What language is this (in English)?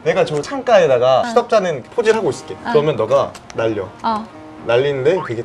Korean